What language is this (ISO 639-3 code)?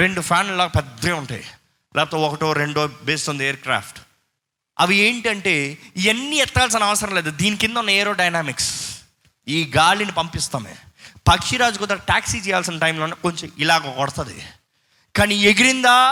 tel